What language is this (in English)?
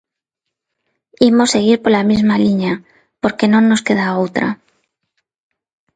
Galician